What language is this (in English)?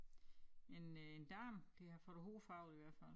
Danish